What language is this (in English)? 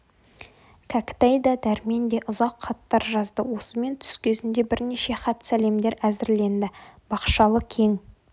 Kazakh